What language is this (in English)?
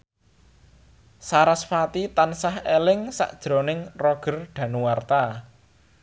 Javanese